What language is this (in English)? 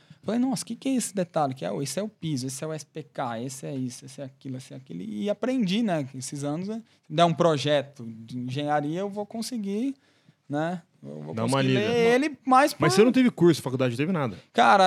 Portuguese